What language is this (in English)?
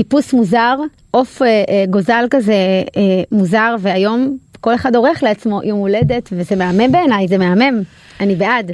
Hebrew